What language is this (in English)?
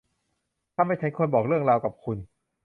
Thai